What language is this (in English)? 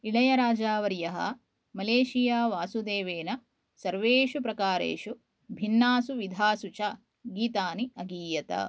Sanskrit